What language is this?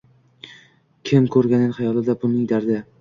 Uzbek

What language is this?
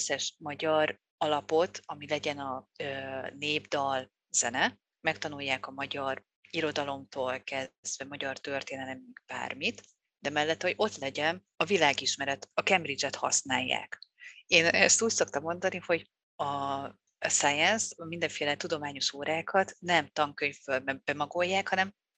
Hungarian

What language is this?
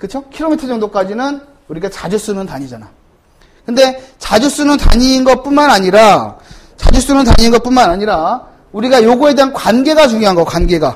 Korean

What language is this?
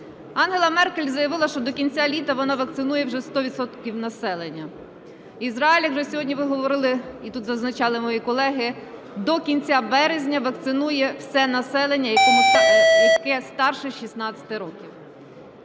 Ukrainian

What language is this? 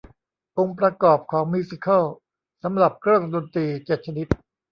Thai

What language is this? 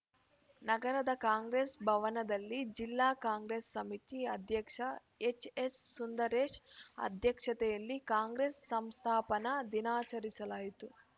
Kannada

